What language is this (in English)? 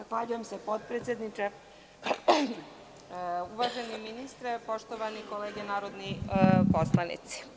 Serbian